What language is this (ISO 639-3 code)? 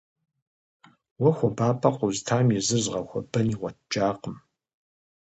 kbd